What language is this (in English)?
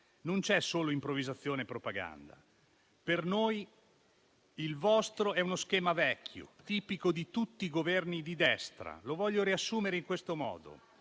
Italian